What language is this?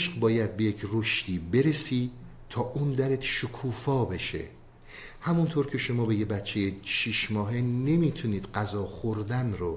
Persian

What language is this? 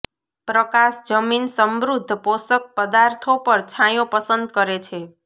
Gujarati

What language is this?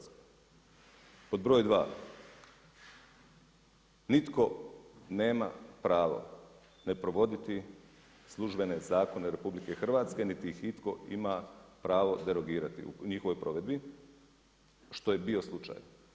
Croatian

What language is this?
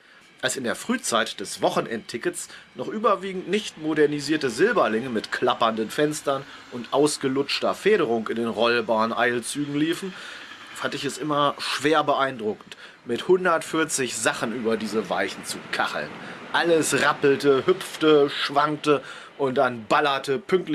German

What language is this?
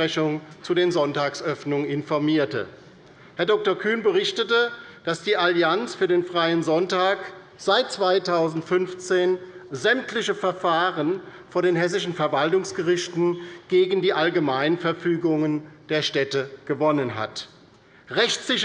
German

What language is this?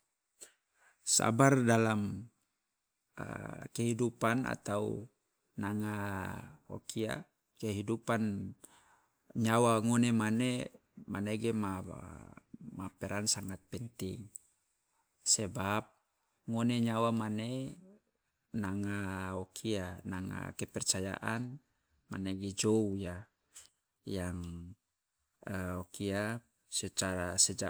Loloda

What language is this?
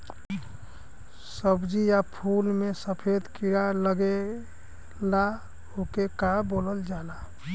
Bhojpuri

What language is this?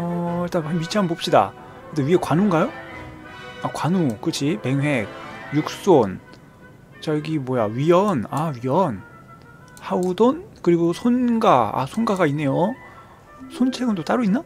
Korean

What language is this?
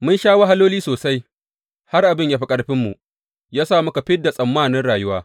Hausa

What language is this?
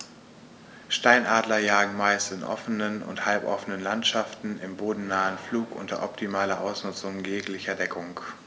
German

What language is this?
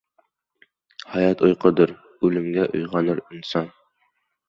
Uzbek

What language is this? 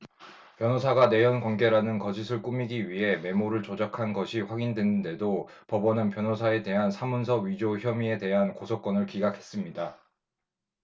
Korean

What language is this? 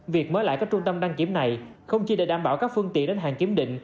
Vietnamese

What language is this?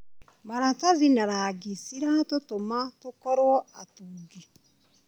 Kikuyu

